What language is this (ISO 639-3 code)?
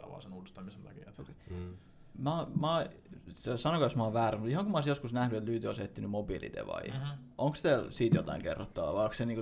fin